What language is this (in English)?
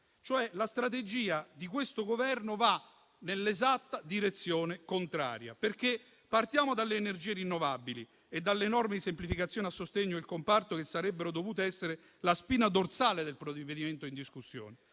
Italian